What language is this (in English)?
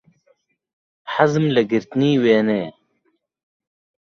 Central Kurdish